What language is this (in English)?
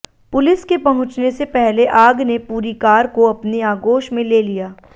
Hindi